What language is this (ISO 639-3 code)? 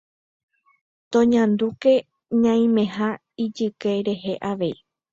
grn